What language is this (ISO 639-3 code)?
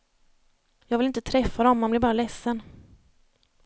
swe